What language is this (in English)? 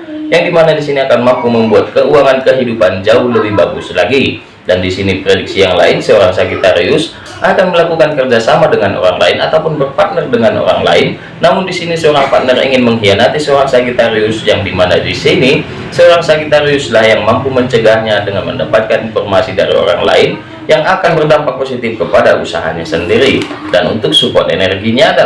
Indonesian